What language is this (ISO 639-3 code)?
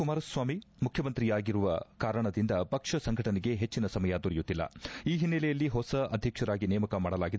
kan